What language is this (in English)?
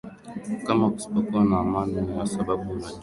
Swahili